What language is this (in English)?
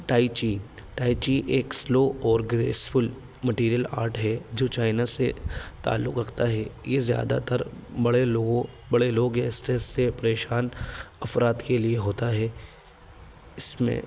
Urdu